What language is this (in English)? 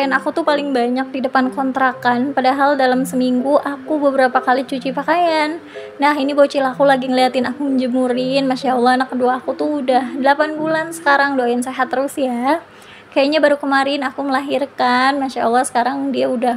Indonesian